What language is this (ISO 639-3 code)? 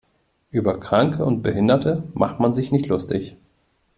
deu